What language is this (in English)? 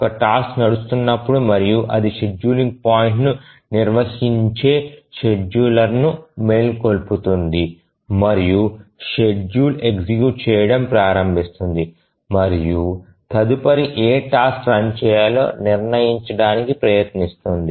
Telugu